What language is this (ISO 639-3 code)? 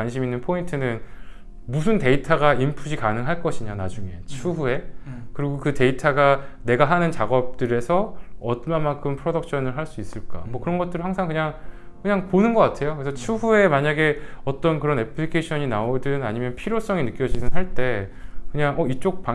kor